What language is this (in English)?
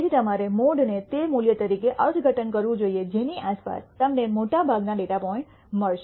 Gujarati